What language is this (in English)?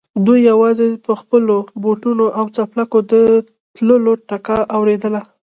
Pashto